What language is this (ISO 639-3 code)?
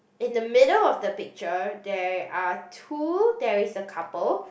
eng